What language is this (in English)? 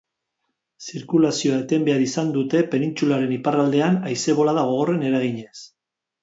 Basque